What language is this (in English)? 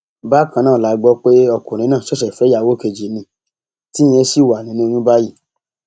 Yoruba